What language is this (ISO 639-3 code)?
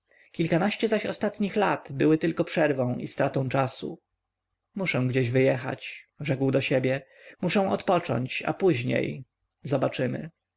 pol